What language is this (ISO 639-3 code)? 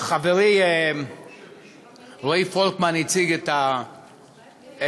heb